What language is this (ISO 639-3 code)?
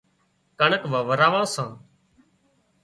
kxp